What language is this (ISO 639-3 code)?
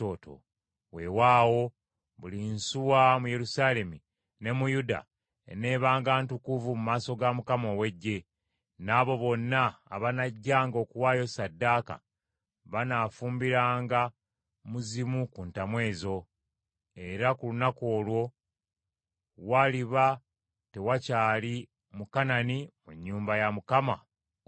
lug